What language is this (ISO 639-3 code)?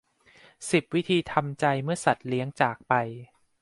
tha